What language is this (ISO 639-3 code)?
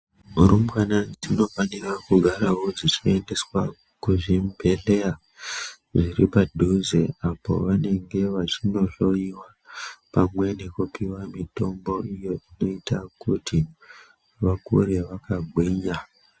ndc